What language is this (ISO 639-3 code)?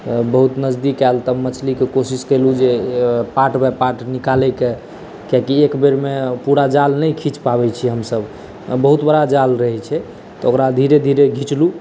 mai